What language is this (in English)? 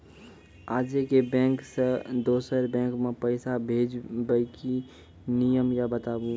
Maithili